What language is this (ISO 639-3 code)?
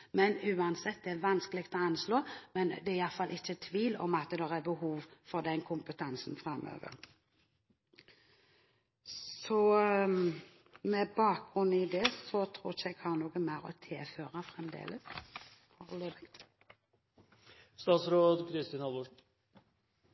nob